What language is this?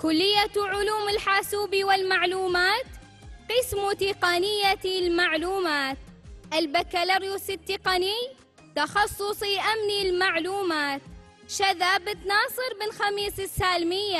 Arabic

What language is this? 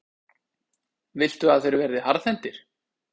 Icelandic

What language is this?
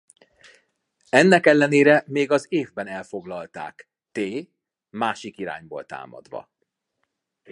Hungarian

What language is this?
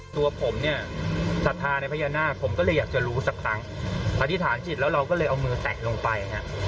Thai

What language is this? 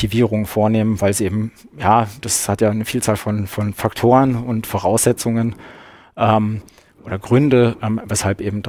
German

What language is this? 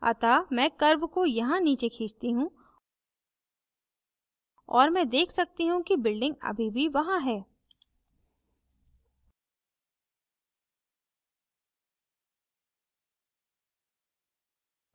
Hindi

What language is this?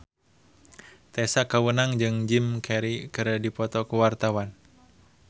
Sundanese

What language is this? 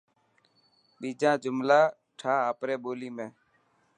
Dhatki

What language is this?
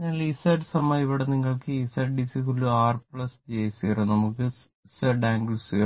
Malayalam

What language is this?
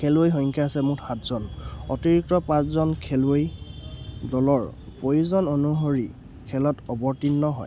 Assamese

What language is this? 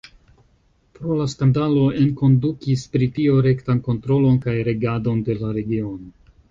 Esperanto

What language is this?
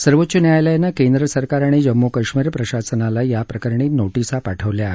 Marathi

